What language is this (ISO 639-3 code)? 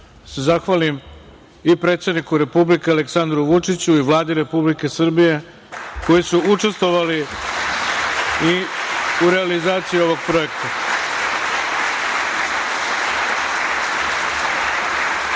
srp